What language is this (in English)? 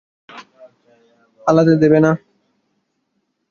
Bangla